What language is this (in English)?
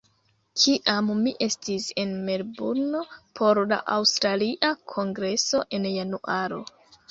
Esperanto